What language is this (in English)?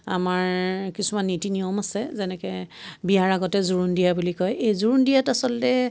Assamese